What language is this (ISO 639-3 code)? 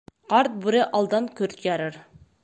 bak